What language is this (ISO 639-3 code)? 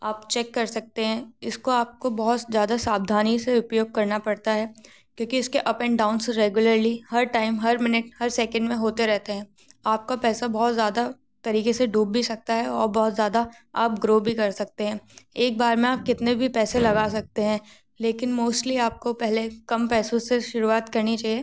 hin